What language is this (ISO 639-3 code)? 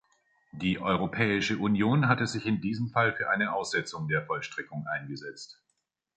deu